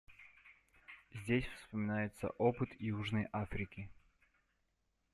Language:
Russian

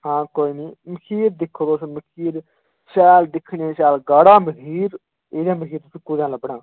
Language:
Dogri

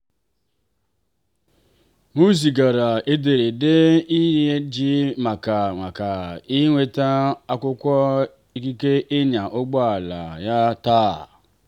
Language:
Igbo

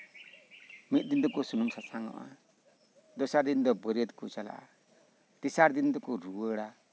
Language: Santali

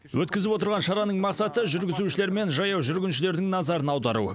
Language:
Kazakh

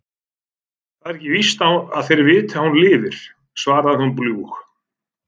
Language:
Icelandic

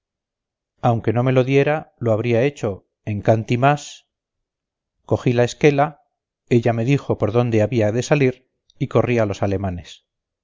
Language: Spanish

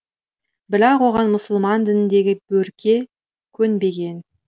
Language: Kazakh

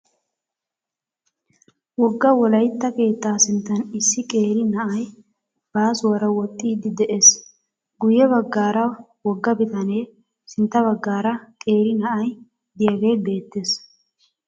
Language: Wolaytta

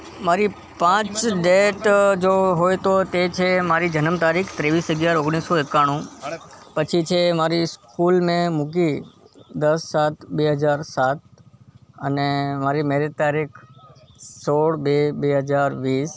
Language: Gujarati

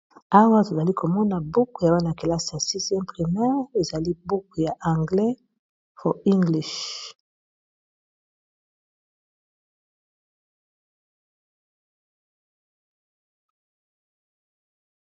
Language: Lingala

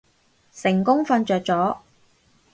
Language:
Cantonese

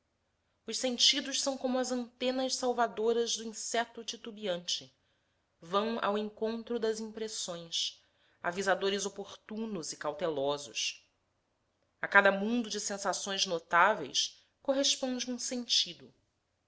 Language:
Portuguese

